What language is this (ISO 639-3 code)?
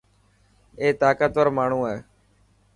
mki